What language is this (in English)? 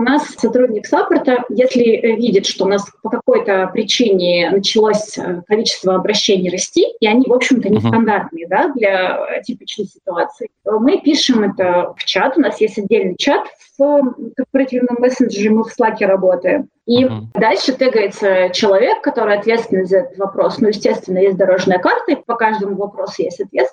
Russian